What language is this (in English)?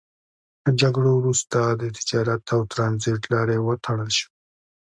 Pashto